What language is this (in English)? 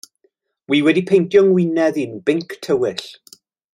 Welsh